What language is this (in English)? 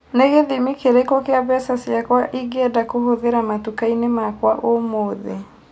Kikuyu